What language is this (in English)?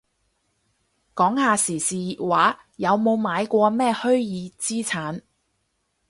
Cantonese